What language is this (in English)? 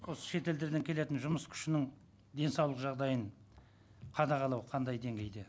Kazakh